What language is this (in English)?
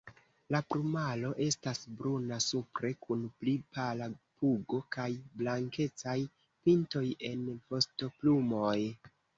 Esperanto